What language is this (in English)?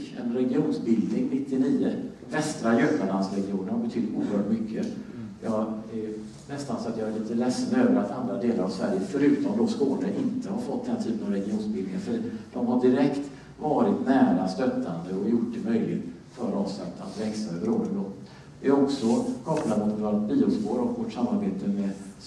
Swedish